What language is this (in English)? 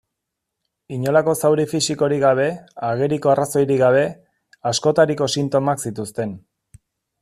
Basque